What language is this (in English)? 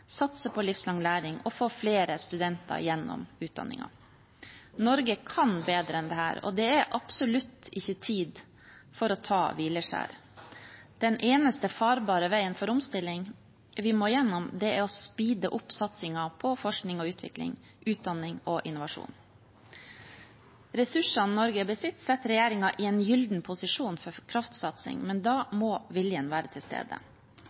Norwegian Bokmål